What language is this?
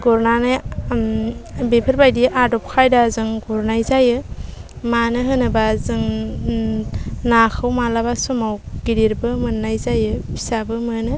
Bodo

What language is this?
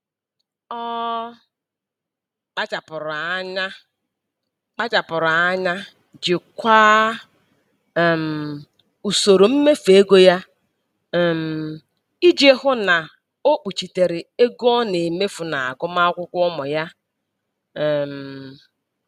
Igbo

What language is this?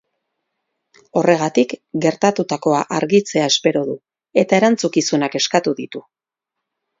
Basque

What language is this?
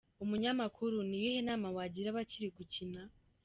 Kinyarwanda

